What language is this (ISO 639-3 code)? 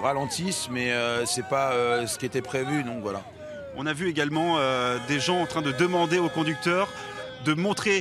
fra